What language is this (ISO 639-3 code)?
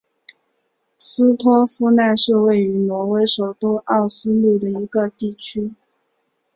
zho